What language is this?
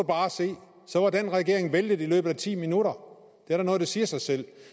Danish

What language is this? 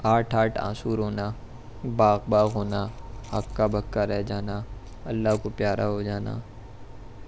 Urdu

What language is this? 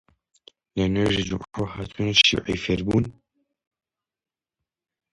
Central Kurdish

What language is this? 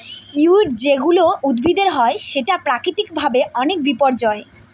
Bangla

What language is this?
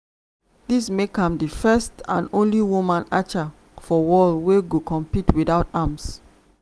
Nigerian Pidgin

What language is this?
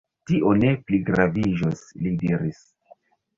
Esperanto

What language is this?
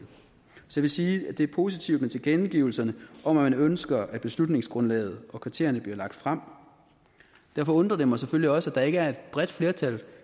Danish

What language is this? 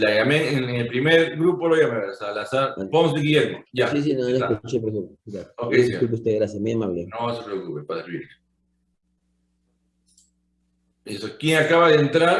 Spanish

